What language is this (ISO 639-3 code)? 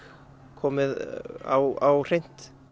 isl